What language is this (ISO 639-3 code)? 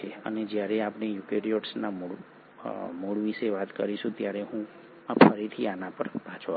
guj